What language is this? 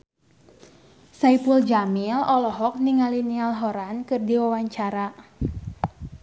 Sundanese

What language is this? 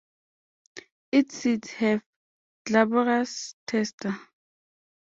English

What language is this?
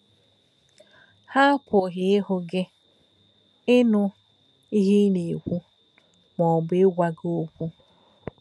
Igbo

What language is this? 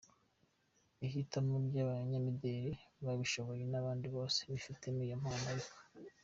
Kinyarwanda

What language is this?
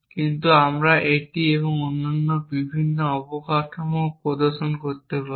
Bangla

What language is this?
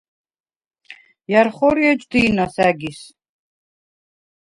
Svan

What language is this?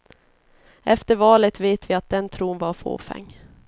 Swedish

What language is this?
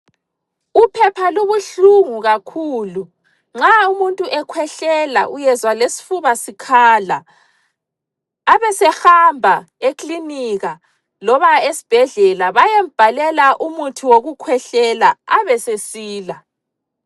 North Ndebele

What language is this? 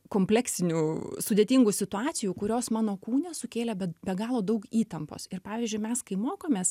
Lithuanian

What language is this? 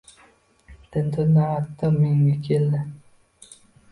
Uzbek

